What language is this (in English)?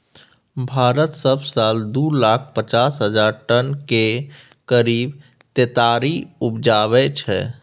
Maithili